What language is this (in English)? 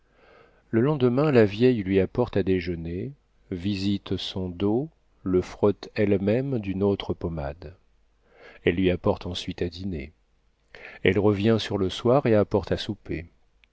French